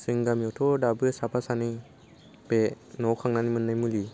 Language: Bodo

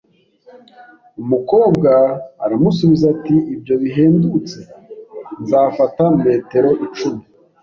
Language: Kinyarwanda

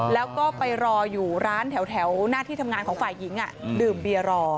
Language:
Thai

